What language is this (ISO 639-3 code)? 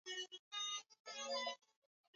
swa